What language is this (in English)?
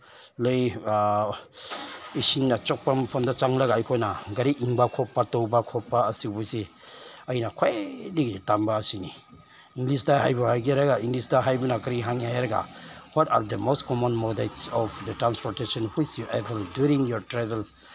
Manipuri